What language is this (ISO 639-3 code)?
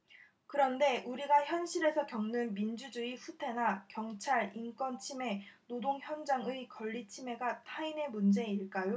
kor